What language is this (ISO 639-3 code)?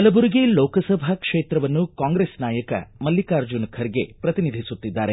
kan